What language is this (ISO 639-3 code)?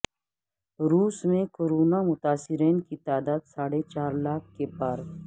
urd